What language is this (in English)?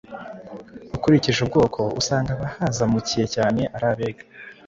Kinyarwanda